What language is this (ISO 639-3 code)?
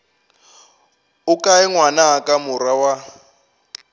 nso